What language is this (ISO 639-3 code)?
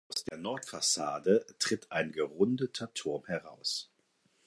deu